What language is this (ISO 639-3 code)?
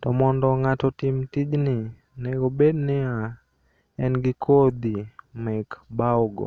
luo